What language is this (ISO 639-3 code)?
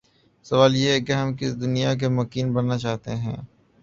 urd